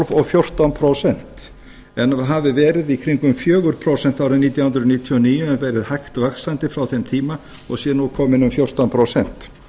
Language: Icelandic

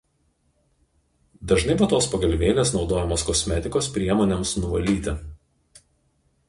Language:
Lithuanian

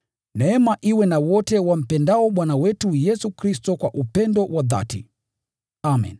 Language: Swahili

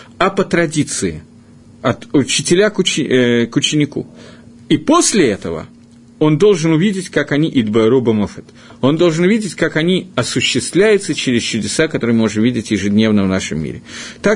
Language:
Russian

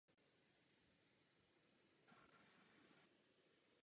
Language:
Czech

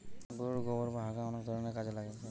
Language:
Bangla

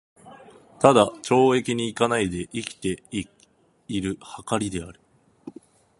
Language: Japanese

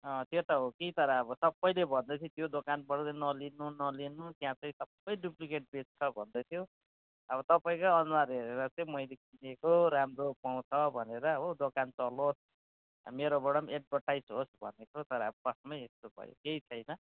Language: Nepali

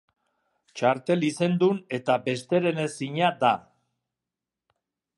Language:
Basque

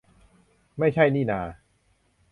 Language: Thai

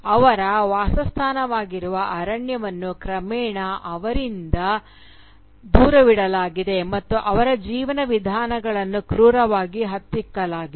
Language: Kannada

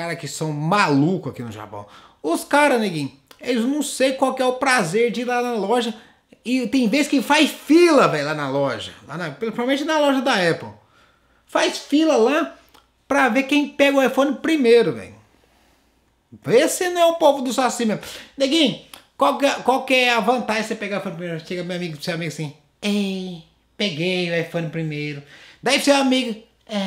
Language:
Portuguese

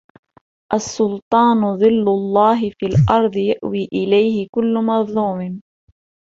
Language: Arabic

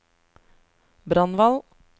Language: Norwegian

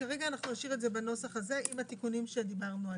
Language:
Hebrew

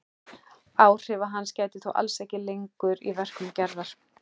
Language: Icelandic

